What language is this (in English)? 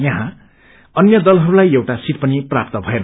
Nepali